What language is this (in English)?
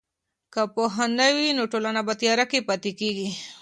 Pashto